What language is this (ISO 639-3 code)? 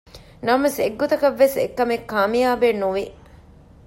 div